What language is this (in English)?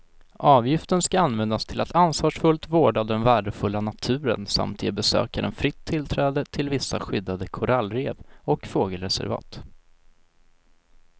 Swedish